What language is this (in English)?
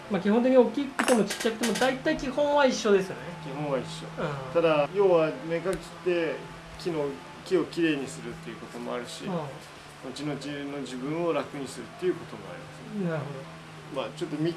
Japanese